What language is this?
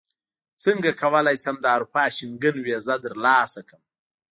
Pashto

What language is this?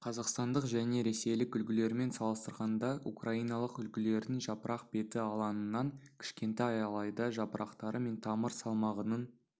Kazakh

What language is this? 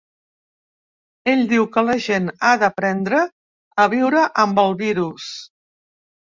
Catalan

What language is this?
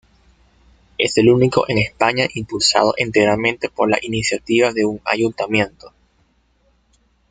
Spanish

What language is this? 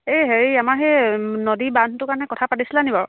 Assamese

